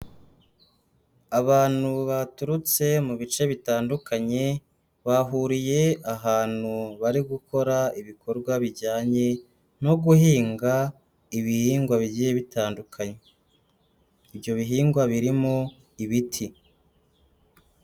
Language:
Kinyarwanda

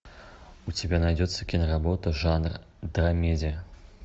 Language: Russian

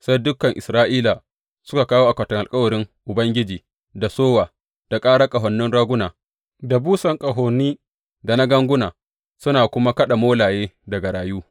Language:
Hausa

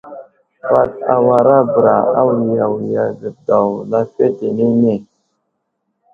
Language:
Wuzlam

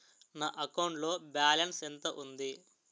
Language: Telugu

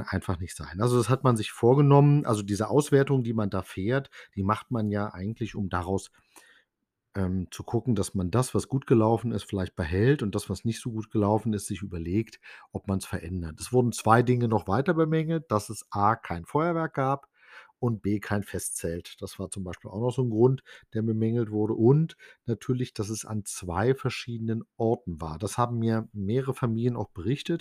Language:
German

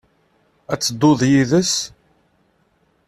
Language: Kabyle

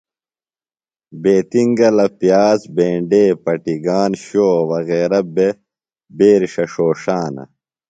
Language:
Phalura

